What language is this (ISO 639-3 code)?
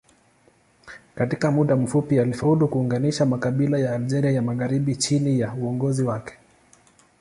swa